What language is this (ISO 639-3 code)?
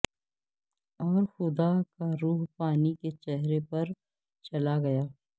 urd